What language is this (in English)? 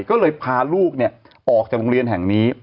Thai